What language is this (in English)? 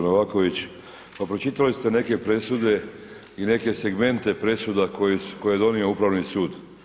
Croatian